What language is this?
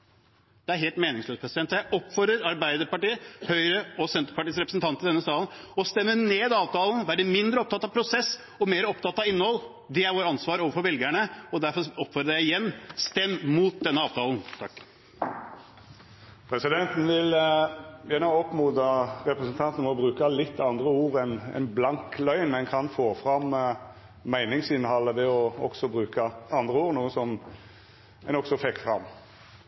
Norwegian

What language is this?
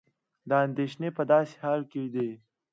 Pashto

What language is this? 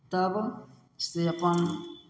Maithili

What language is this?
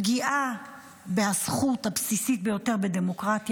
Hebrew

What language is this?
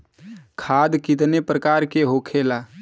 Bhojpuri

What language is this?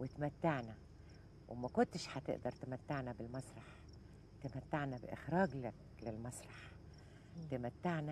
Arabic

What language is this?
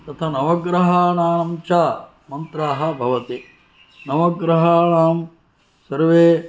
Sanskrit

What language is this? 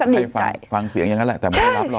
Thai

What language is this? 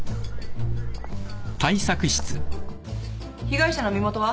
Japanese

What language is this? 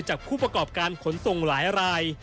Thai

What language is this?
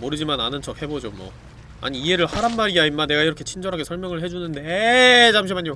Korean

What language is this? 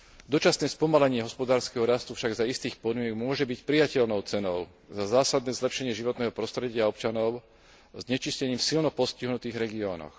Slovak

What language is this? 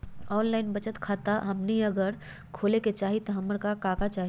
Magahi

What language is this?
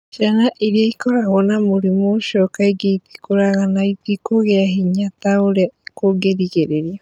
Kikuyu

